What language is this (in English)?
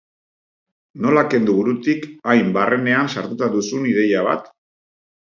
Basque